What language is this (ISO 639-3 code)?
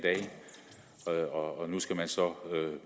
dan